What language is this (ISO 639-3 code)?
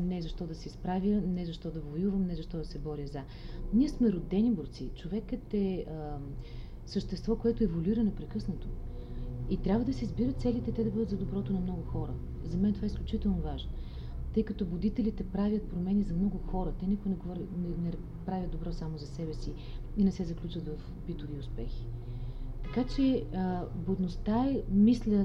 bul